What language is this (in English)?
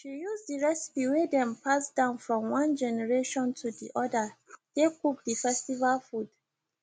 Nigerian Pidgin